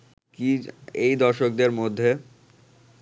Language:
Bangla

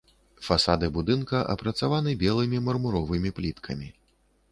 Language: Belarusian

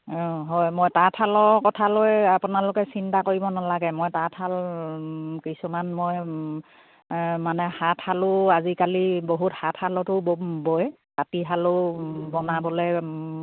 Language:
Assamese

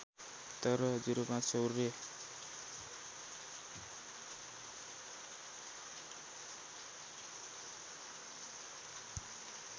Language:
Nepali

